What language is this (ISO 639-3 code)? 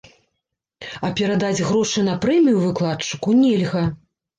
bel